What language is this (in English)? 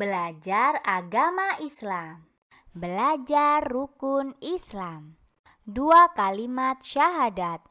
Indonesian